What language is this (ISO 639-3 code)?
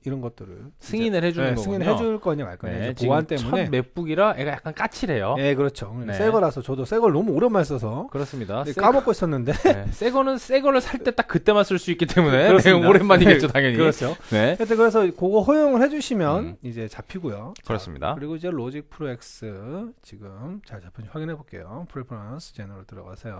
kor